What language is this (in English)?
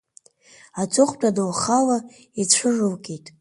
Abkhazian